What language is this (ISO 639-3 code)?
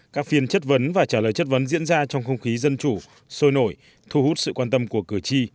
vie